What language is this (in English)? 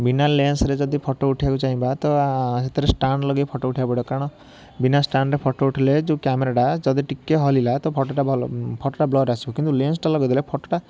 Odia